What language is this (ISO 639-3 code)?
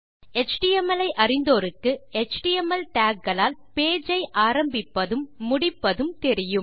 tam